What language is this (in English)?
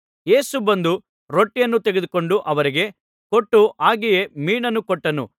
Kannada